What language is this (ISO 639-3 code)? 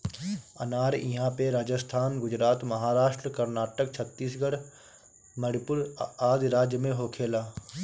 bho